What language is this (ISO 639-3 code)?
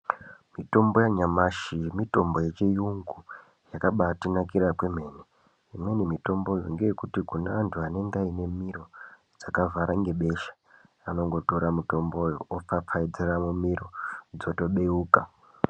ndc